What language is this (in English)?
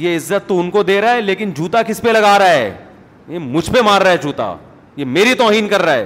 Urdu